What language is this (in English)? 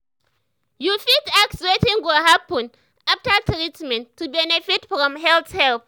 Nigerian Pidgin